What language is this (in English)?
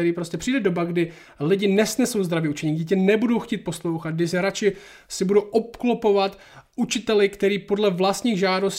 Czech